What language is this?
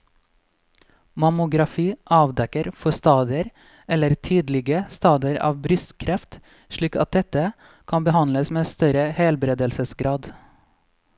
Norwegian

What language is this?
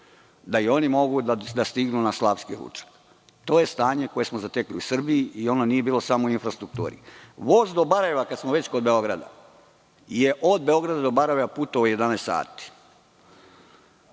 Serbian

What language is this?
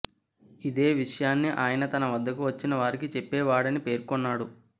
Telugu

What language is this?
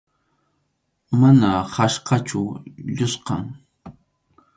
Arequipa-La Unión Quechua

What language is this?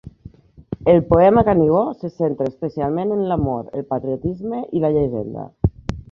Catalan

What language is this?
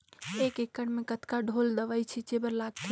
Chhattisgarhi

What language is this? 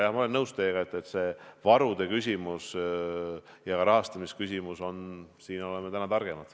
Estonian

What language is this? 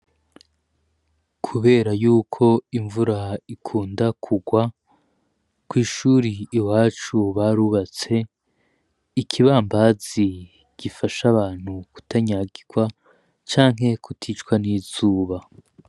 Rundi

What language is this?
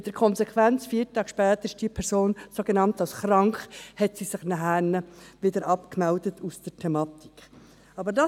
Swiss German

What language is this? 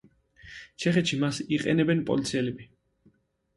Georgian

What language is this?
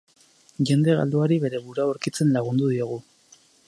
Basque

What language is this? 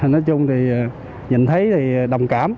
Vietnamese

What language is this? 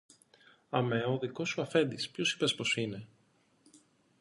Greek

